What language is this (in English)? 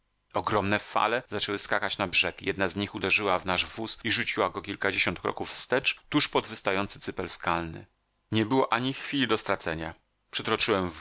Polish